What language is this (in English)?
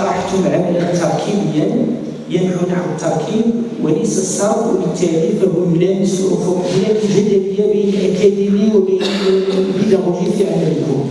Arabic